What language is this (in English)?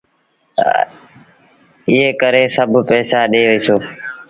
Sindhi Bhil